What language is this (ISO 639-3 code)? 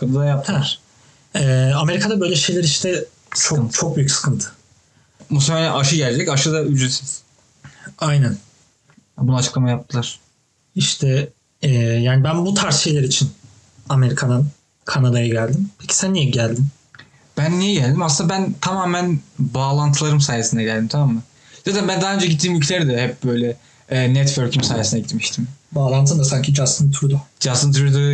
tur